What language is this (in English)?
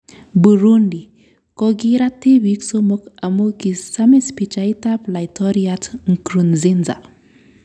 Kalenjin